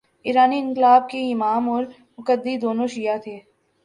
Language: Urdu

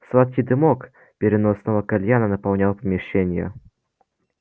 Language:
Russian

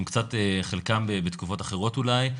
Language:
Hebrew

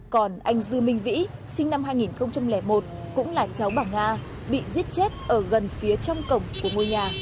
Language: Vietnamese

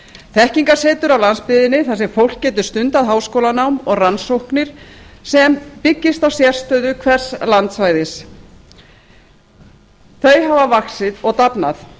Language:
Icelandic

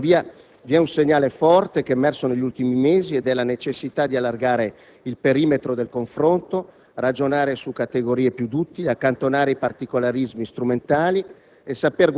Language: Italian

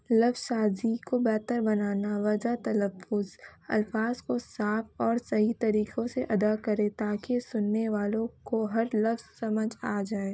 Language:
Urdu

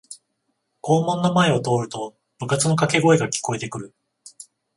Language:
Japanese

